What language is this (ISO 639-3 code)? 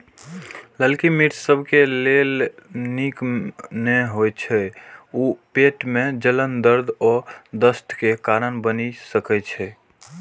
mai